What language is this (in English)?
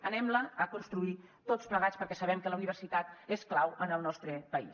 Catalan